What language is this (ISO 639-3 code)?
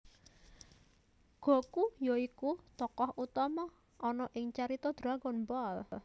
jav